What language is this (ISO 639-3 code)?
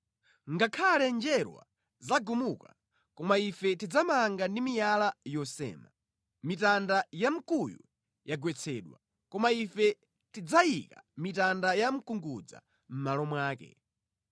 nya